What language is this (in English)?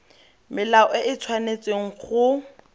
Tswana